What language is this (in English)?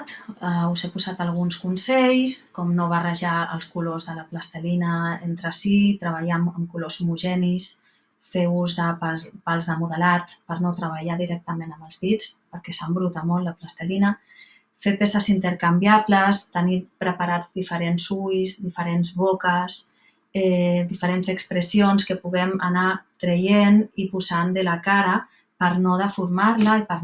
Catalan